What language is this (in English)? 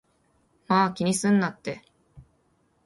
Japanese